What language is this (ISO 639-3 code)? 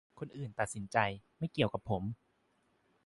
tha